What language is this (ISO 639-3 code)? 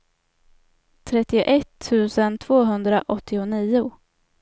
swe